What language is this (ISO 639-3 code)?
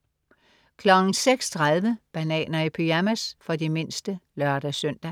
dan